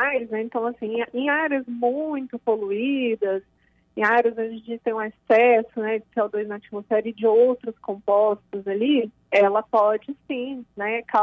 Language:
Portuguese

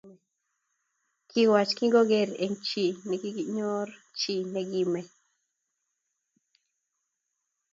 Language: Kalenjin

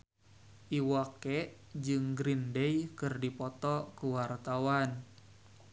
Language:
Sundanese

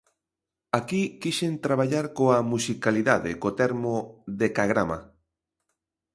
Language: Galician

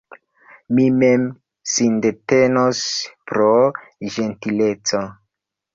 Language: Esperanto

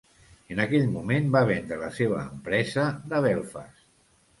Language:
Catalan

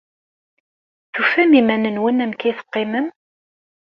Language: Kabyle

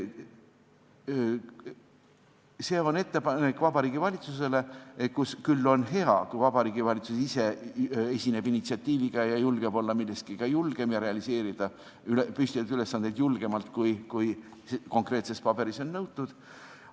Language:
Estonian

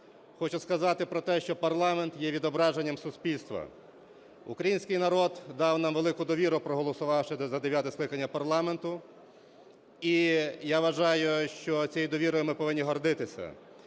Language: Ukrainian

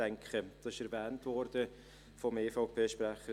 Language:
Swiss German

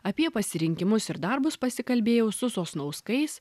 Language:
Lithuanian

